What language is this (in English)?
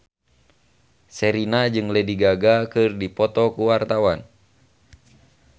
Sundanese